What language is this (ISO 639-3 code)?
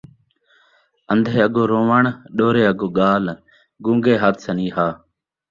skr